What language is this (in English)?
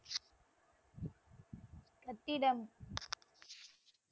Tamil